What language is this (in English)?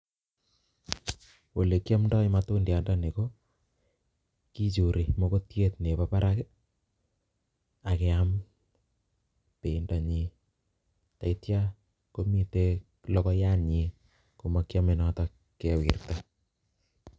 Kalenjin